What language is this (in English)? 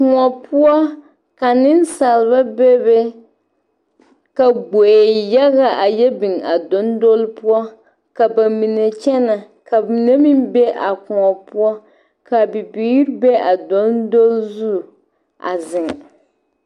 Southern Dagaare